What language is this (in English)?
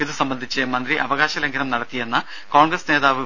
Malayalam